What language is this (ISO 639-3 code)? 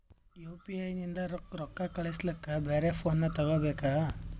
kan